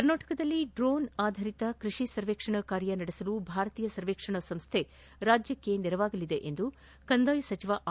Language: Kannada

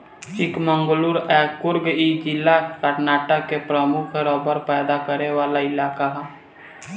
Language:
Bhojpuri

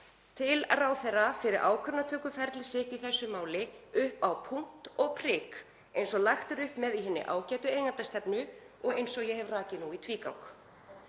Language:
Icelandic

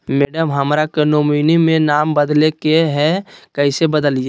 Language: Magahi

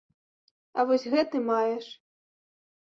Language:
Belarusian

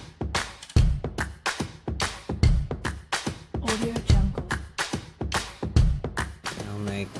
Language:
Vietnamese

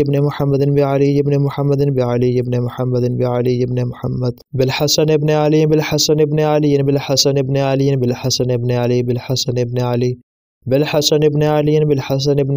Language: Arabic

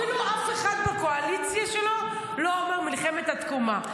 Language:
Hebrew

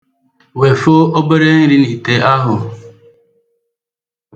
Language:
Igbo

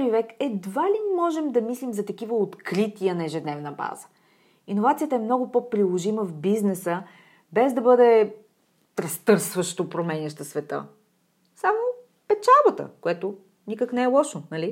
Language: Bulgarian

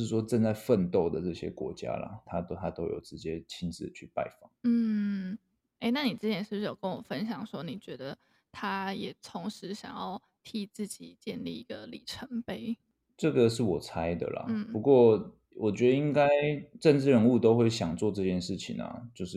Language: Chinese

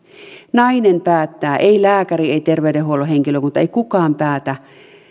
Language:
Finnish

